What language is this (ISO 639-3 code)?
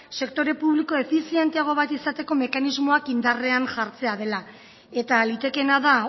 eus